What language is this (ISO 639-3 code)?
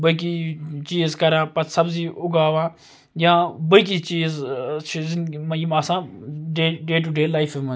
kas